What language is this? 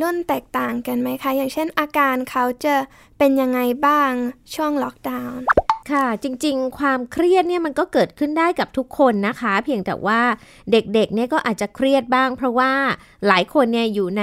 Thai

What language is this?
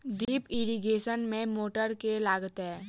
Maithili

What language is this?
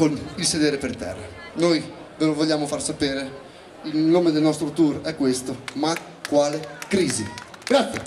Italian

